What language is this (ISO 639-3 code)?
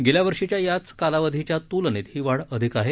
mar